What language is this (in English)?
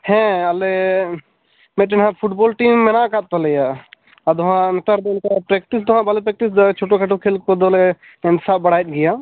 Santali